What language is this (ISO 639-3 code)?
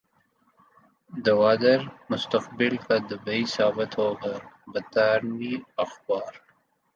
urd